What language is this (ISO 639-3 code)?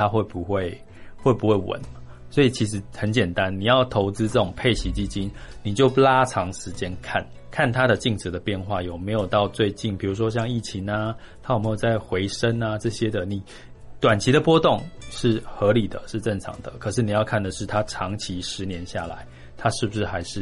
zho